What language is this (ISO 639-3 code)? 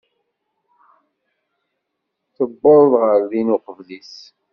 kab